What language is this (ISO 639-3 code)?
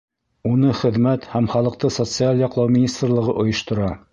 bak